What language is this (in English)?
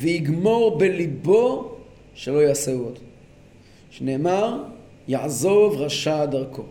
Hebrew